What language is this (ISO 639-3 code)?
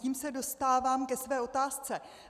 ces